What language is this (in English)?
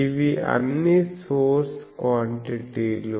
Telugu